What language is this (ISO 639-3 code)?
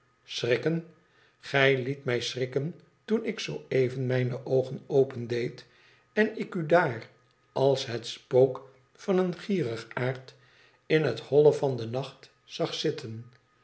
nld